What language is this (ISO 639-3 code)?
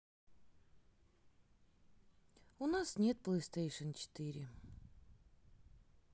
rus